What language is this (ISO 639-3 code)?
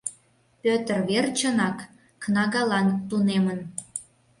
chm